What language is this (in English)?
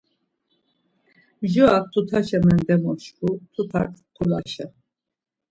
Laz